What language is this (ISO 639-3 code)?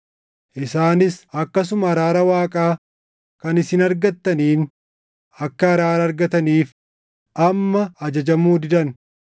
orm